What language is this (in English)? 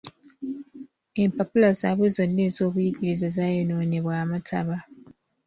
Ganda